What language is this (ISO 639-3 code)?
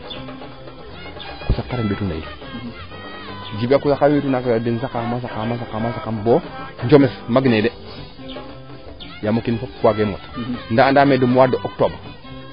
srr